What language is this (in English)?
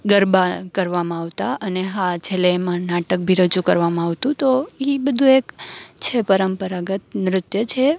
Gujarati